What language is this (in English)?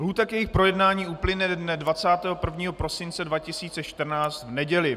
Czech